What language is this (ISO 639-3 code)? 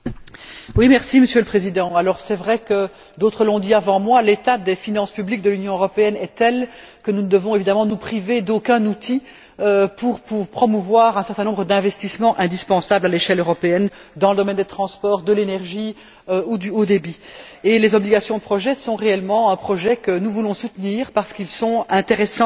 fra